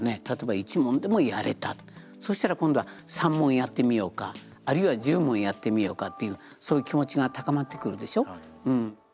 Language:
Japanese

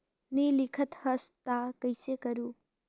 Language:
Chhattisgarhi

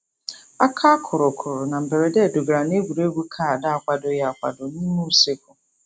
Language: Igbo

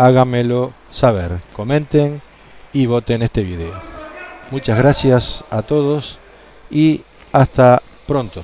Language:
Spanish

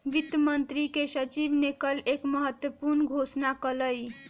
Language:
Magahi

